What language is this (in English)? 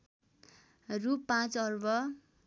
Nepali